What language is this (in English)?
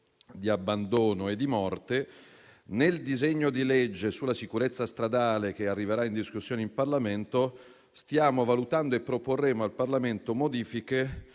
Italian